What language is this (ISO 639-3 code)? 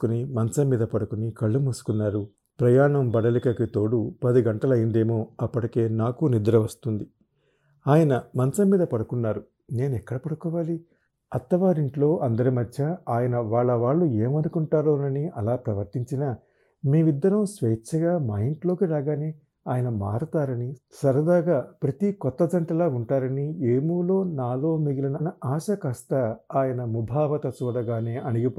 tel